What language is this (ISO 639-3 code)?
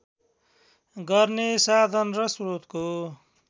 nep